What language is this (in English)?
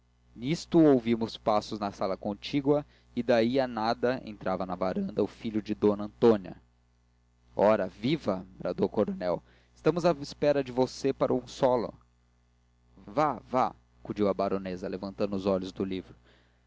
Portuguese